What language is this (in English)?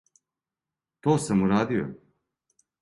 Serbian